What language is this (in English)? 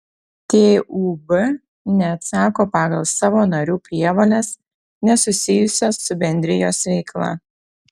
Lithuanian